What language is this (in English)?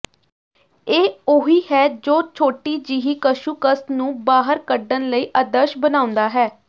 Punjabi